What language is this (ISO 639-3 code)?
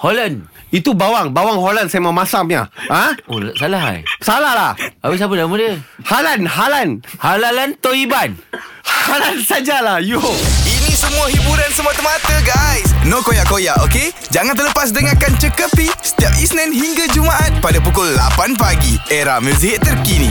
msa